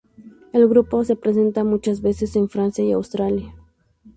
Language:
Spanish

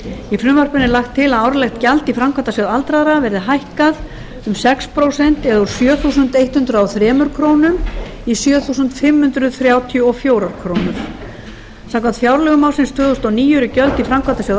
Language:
Icelandic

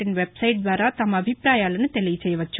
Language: Telugu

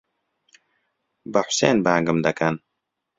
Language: Central Kurdish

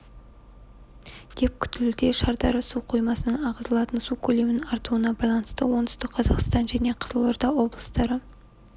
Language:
Kazakh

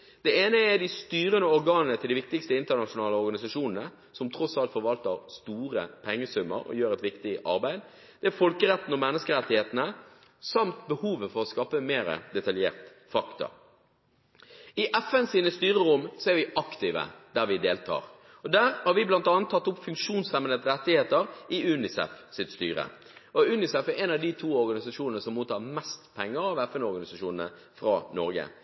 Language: Norwegian Bokmål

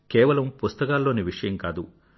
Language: Telugu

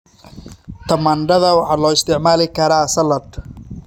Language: Somali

